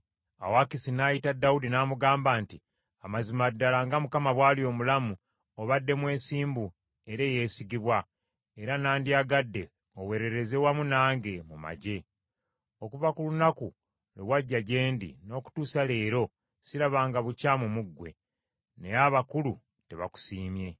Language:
Ganda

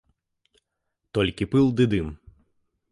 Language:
Belarusian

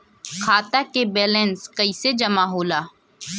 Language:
Bhojpuri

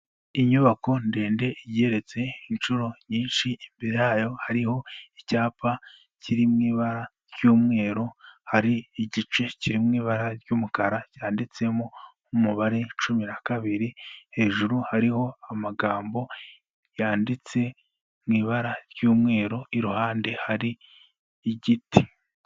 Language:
Kinyarwanda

